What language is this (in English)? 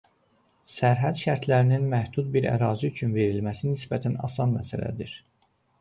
Azerbaijani